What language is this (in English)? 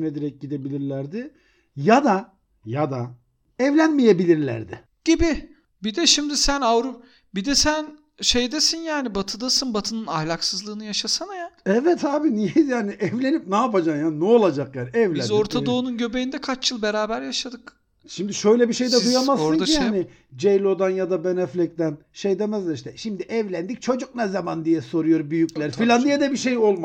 Turkish